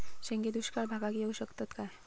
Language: Marathi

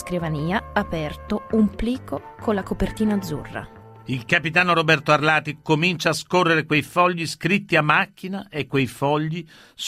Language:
Italian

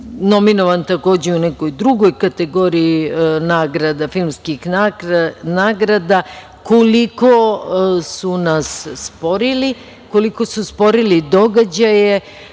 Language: Serbian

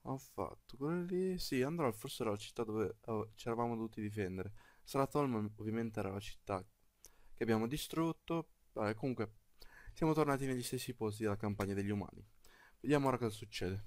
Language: Italian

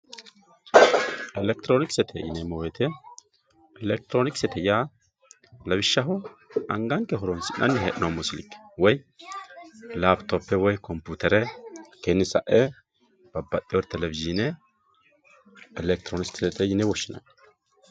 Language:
Sidamo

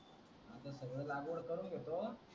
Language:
Marathi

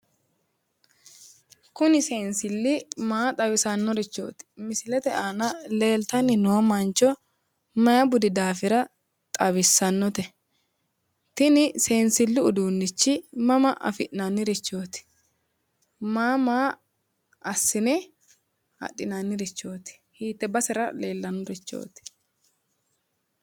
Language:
Sidamo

